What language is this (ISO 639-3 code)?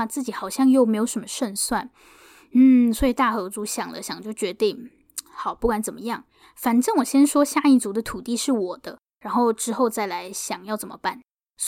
zho